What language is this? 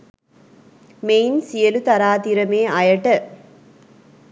Sinhala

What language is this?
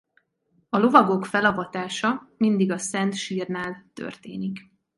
Hungarian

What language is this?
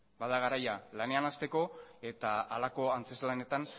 Basque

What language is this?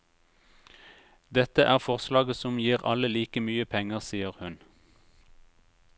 Norwegian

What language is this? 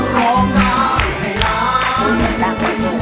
Thai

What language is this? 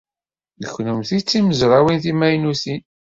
Kabyle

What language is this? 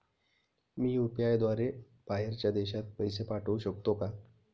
Marathi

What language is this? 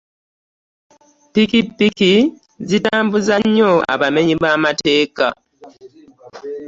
Ganda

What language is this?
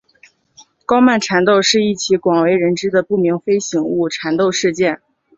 Chinese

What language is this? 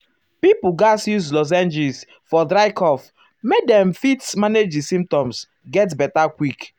Nigerian Pidgin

